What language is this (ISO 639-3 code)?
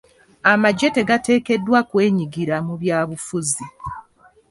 lug